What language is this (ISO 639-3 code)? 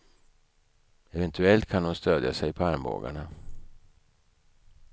swe